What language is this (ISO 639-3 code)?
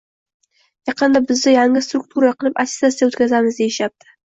uzb